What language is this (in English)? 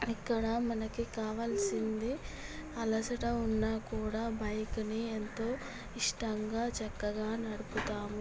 Telugu